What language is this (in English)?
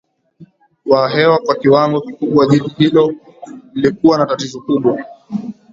Swahili